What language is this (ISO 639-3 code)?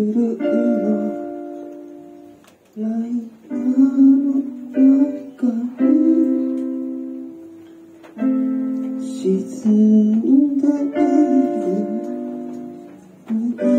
ara